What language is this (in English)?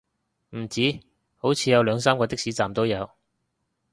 Cantonese